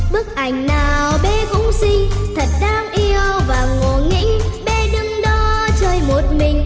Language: Vietnamese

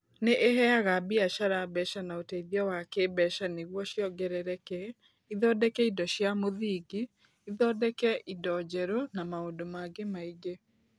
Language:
Kikuyu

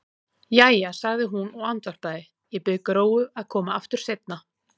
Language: Icelandic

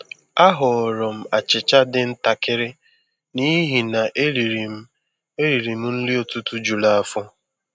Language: Igbo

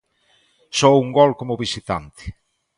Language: Galician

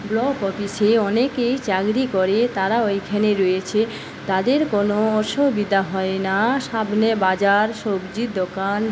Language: Bangla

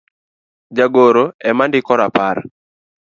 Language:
Luo (Kenya and Tanzania)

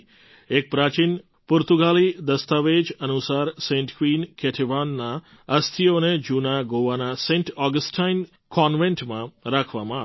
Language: Gujarati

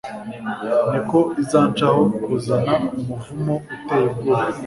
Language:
Kinyarwanda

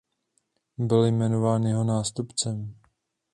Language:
Czech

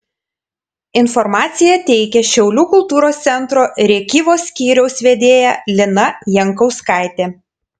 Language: Lithuanian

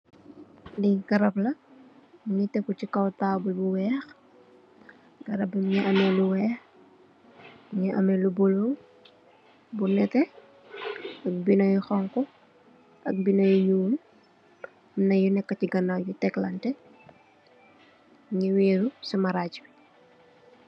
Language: Wolof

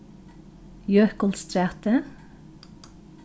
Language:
Faroese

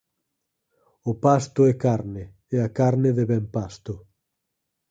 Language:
Galician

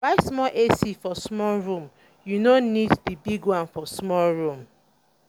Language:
Nigerian Pidgin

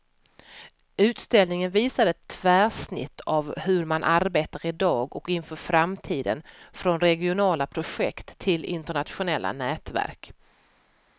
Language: Swedish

